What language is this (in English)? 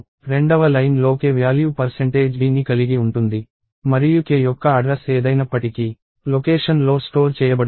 Telugu